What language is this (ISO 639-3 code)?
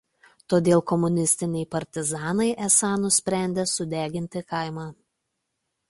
lit